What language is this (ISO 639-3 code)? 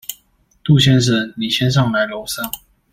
zho